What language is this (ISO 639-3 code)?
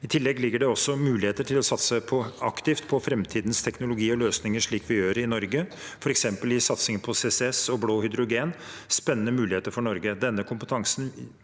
nor